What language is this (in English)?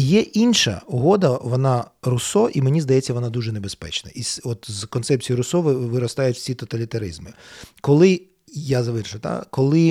Ukrainian